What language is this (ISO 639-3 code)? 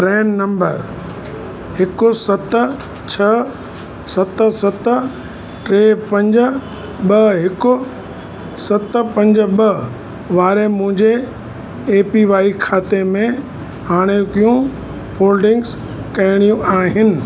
snd